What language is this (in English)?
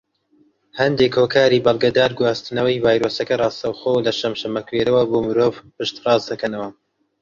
Central Kurdish